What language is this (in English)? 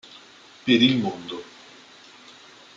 Italian